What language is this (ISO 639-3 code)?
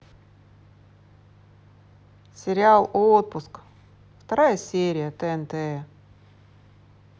rus